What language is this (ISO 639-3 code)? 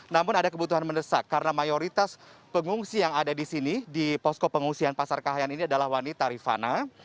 ind